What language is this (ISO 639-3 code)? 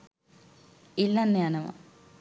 sin